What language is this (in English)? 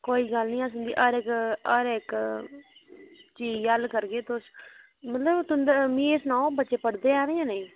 Dogri